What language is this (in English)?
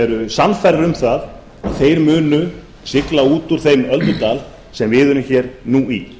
Icelandic